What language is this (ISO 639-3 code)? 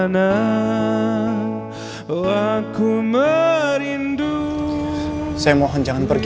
ind